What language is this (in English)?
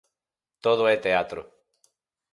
Galician